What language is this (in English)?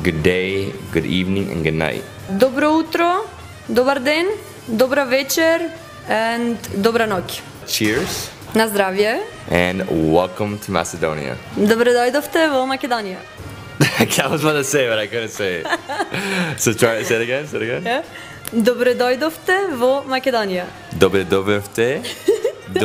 English